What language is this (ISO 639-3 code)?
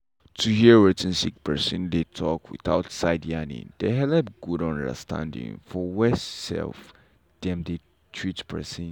pcm